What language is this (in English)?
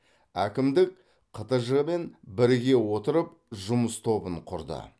Kazakh